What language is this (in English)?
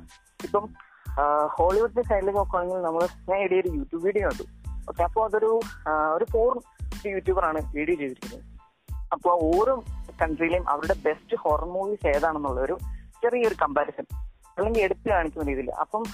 Malayalam